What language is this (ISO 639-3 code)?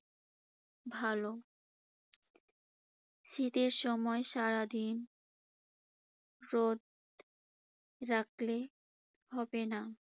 ben